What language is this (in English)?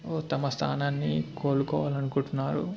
Telugu